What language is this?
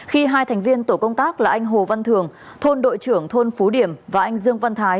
Vietnamese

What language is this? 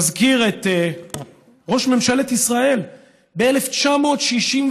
Hebrew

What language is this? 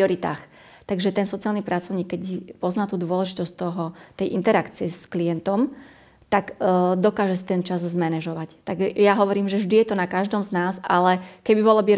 Slovak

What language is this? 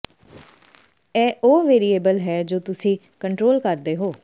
Punjabi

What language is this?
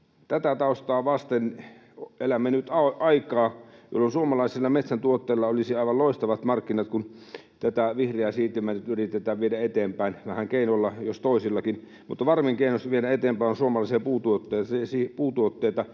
Finnish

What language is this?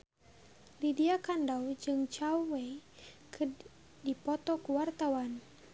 Sundanese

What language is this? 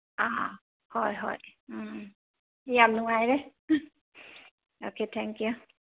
Manipuri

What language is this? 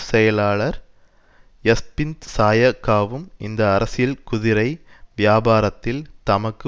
Tamil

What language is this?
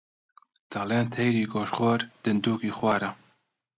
Central Kurdish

